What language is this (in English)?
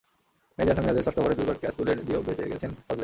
Bangla